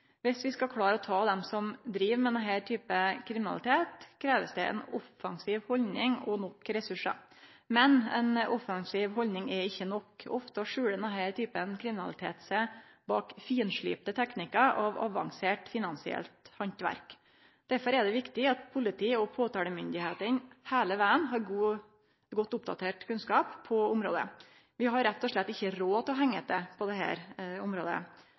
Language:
Norwegian Nynorsk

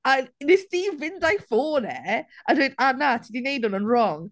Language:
Welsh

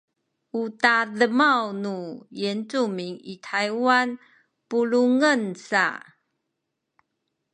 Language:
Sakizaya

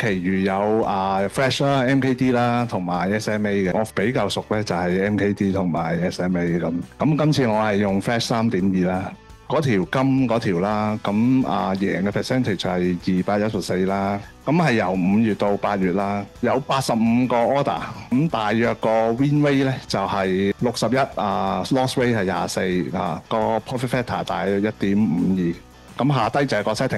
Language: Chinese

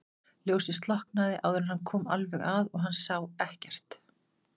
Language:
Icelandic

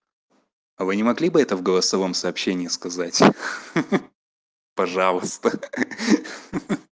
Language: Russian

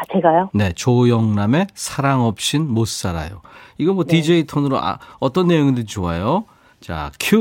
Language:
Korean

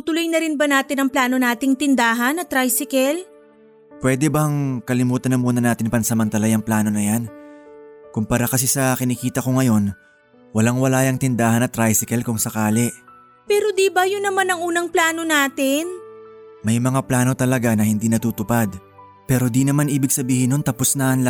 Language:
Filipino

